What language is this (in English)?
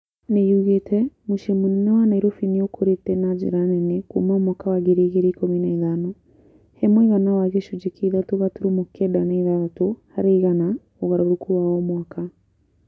Kikuyu